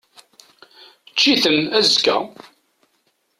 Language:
Kabyle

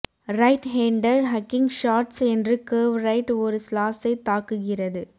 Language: Tamil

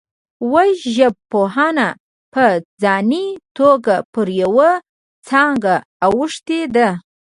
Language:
Pashto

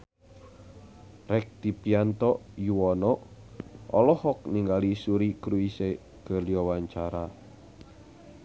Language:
Sundanese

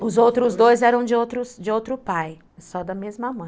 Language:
Portuguese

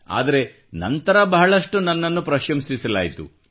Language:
Kannada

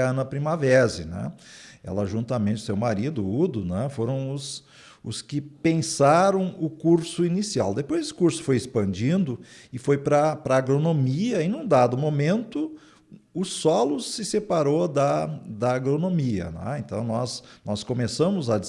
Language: Portuguese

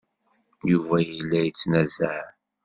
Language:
Kabyle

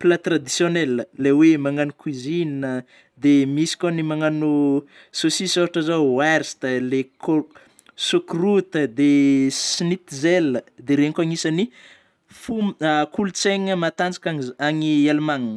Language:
Northern Betsimisaraka Malagasy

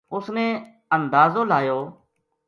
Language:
Gujari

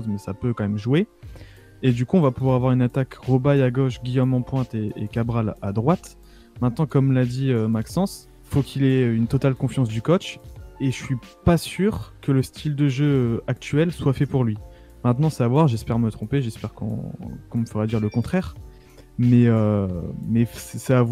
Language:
French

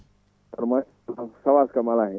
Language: Fula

